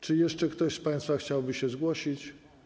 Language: Polish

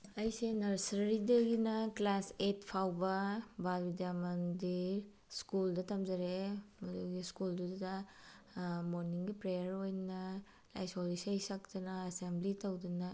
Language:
Manipuri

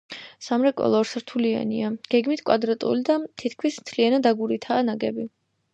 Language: Georgian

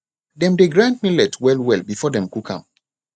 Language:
Nigerian Pidgin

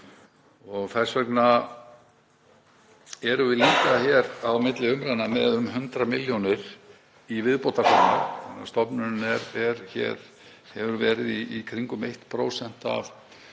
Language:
Icelandic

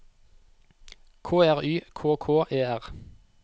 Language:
Norwegian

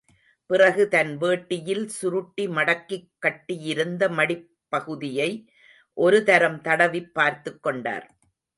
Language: Tamil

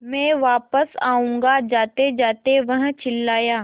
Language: Hindi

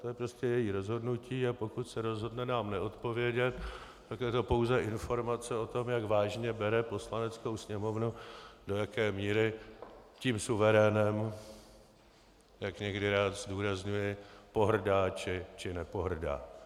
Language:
Czech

